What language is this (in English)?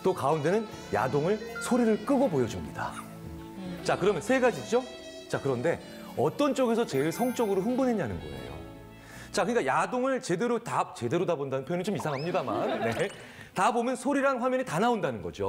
Korean